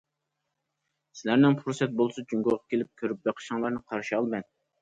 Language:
Uyghur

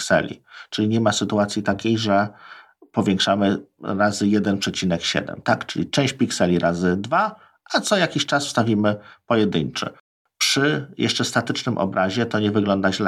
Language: Polish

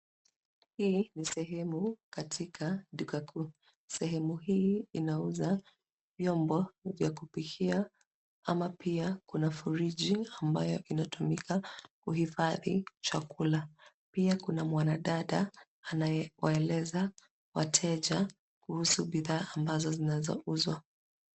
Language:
Swahili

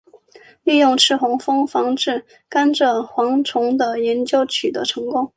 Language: Chinese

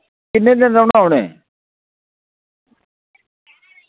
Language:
Dogri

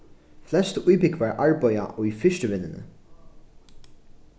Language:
Faroese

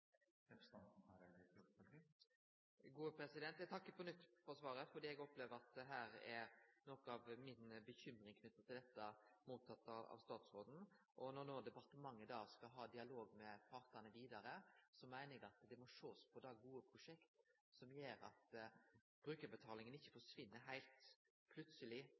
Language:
Norwegian Nynorsk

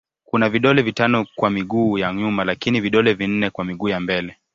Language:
Swahili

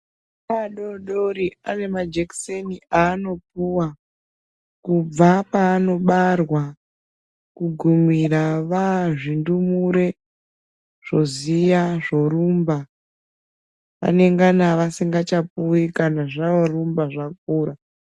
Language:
Ndau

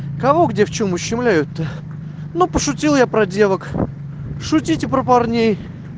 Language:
Russian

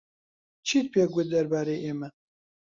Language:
Central Kurdish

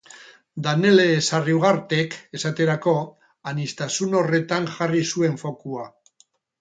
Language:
Basque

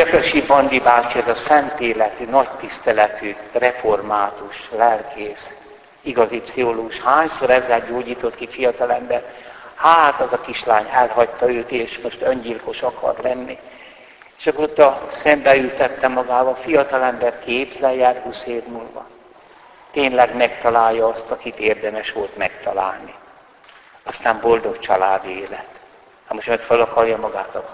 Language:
Hungarian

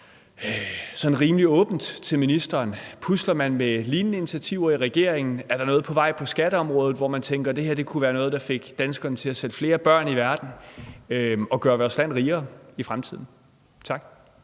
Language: Danish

